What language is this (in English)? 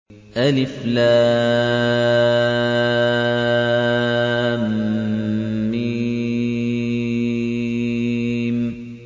Arabic